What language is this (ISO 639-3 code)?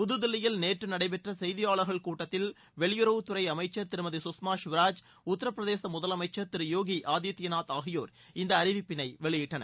tam